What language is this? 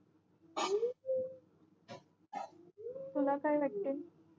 Marathi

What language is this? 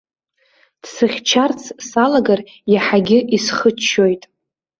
Abkhazian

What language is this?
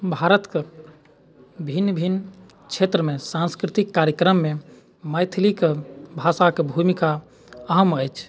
Maithili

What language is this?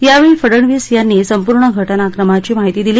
Marathi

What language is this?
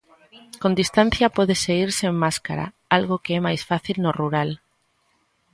Galician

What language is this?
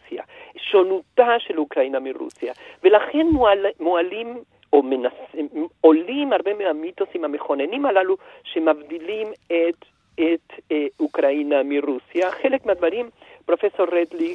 Hebrew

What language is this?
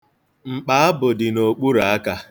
Igbo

